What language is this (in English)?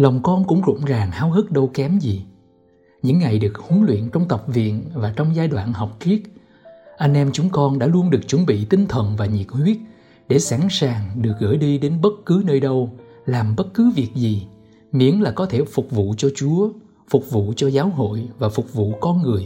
Vietnamese